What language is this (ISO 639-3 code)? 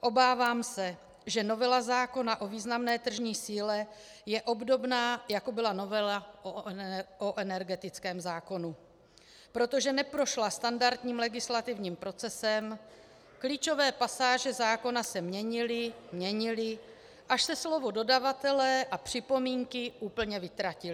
ces